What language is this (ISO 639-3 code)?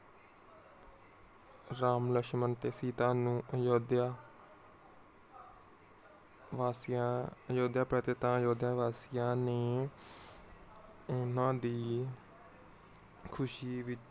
pan